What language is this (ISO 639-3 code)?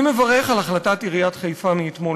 heb